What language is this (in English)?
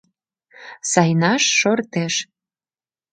Mari